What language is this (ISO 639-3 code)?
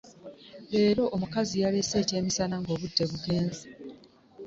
lug